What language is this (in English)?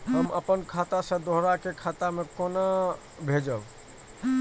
Maithili